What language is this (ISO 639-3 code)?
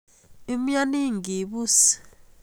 kln